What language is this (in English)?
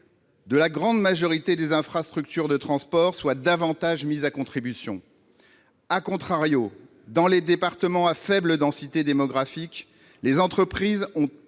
French